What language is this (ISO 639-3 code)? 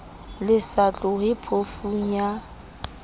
sot